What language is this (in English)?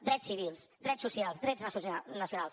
Catalan